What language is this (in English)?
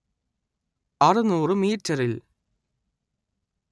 Malayalam